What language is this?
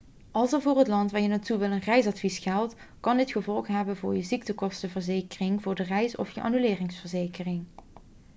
Dutch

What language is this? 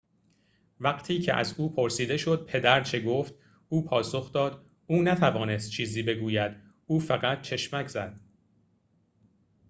Persian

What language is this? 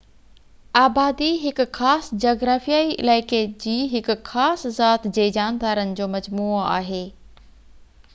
Sindhi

